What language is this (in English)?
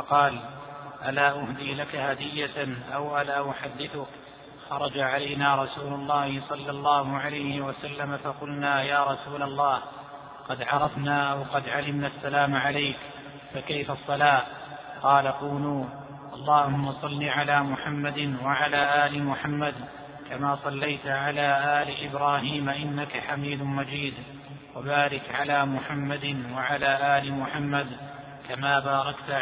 Arabic